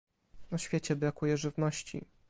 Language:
Polish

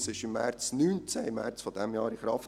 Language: Swiss German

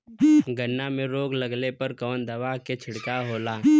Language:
Bhojpuri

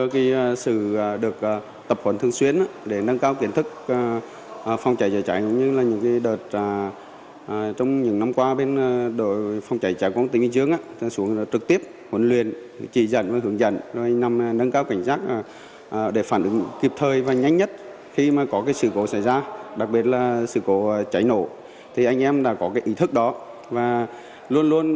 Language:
Vietnamese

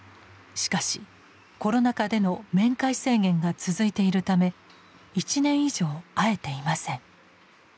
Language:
Japanese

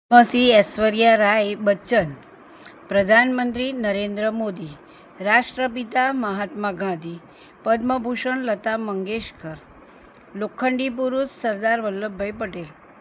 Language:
Gujarati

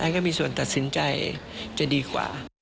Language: Thai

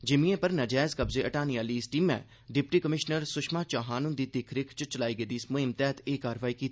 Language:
Dogri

